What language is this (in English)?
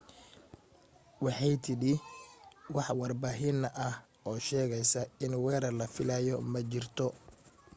Somali